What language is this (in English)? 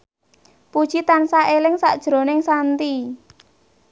Javanese